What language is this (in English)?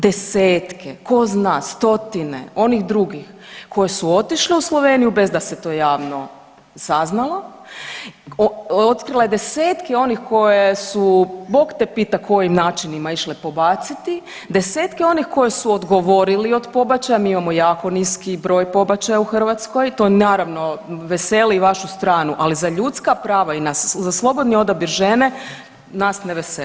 Croatian